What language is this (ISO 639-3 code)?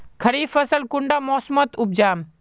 mag